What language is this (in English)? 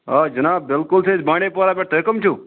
Kashmiri